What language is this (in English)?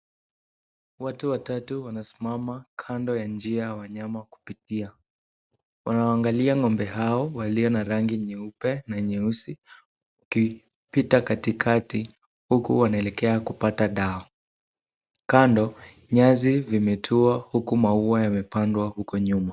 Swahili